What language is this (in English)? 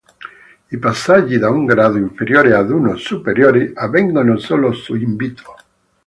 Italian